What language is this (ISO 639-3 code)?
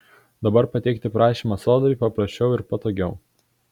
lit